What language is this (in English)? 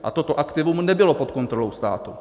Czech